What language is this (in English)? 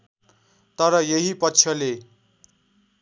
Nepali